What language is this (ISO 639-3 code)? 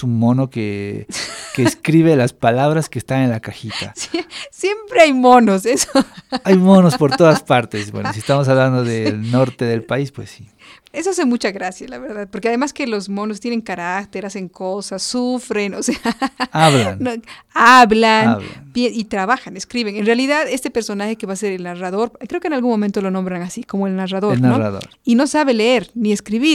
spa